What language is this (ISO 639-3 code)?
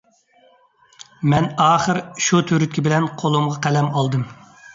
uig